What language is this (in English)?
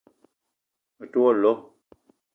Eton (Cameroon)